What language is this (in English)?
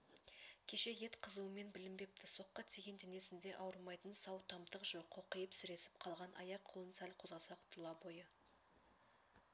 Kazakh